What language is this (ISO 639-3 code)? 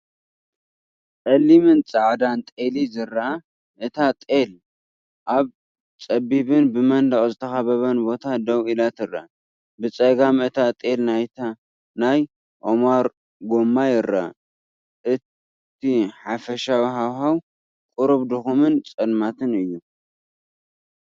tir